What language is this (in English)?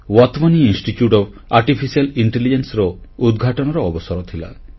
Odia